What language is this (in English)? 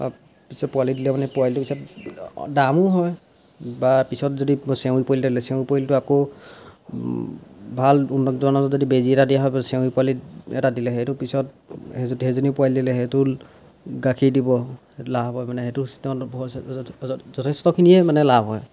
Assamese